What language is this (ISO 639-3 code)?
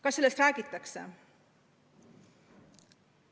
est